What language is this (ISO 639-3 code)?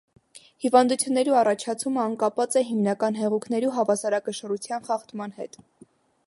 hye